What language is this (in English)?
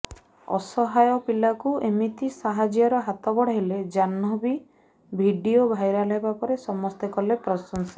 Odia